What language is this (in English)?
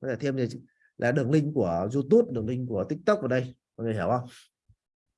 Vietnamese